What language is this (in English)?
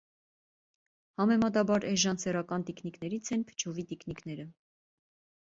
Armenian